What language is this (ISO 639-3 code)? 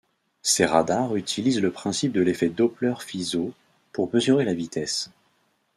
fra